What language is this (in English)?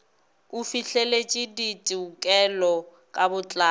Northern Sotho